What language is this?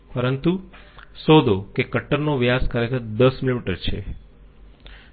Gujarati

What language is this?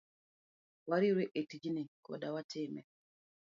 Luo (Kenya and Tanzania)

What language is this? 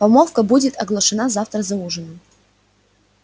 Russian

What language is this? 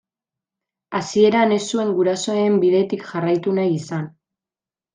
Basque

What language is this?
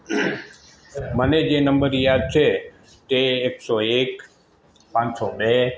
Gujarati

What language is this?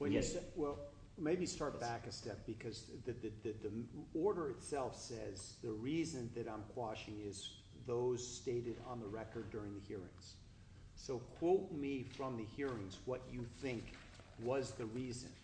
English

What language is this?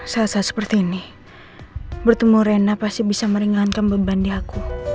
Indonesian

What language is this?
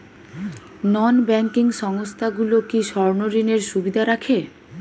Bangla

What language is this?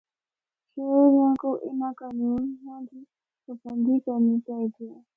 Northern Hindko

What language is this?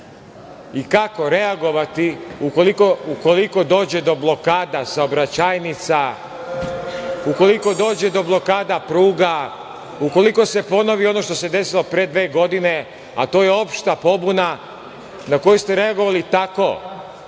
Serbian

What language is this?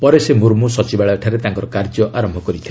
Odia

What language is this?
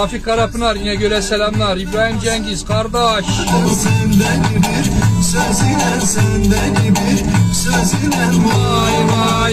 Turkish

